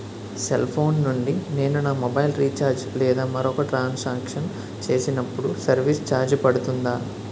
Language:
Telugu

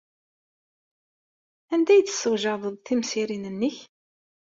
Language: Kabyle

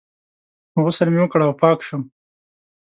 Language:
Pashto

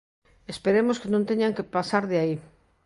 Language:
Galician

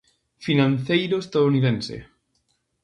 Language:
Galician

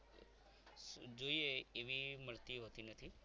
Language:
Gujarati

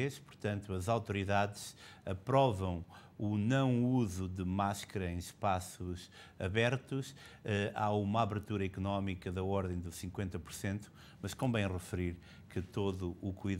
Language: Portuguese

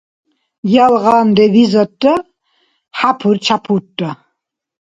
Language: Dargwa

